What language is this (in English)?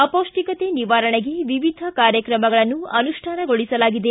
Kannada